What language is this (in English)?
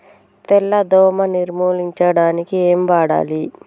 Telugu